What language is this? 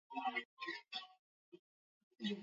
Swahili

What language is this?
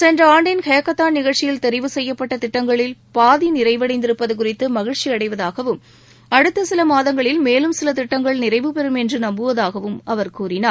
Tamil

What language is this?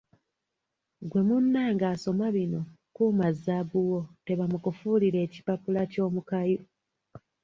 Ganda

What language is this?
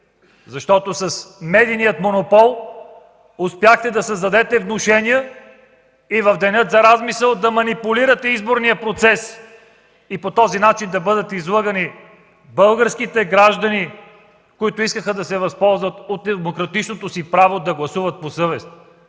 Bulgarian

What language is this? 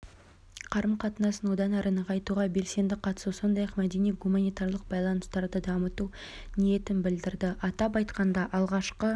Kazakh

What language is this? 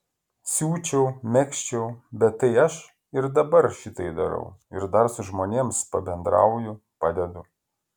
Lithuanian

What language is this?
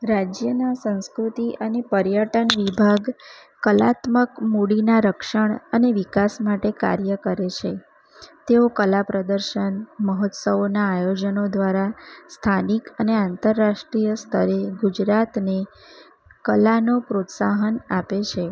Gujarati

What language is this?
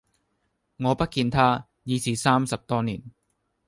Cantonese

